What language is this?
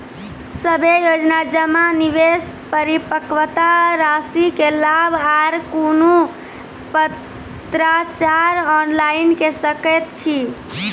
Maithili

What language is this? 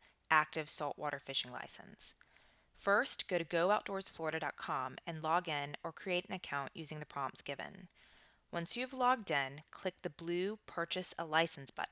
English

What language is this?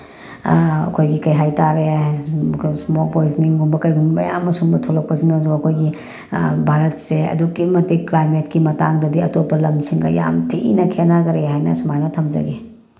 Manipuri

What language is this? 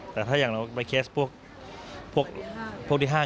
Thai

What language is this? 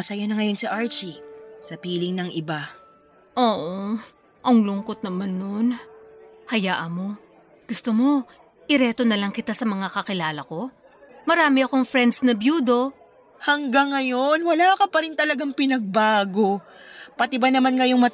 Filipino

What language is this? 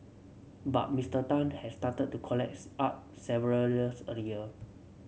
English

